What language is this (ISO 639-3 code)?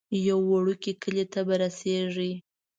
pus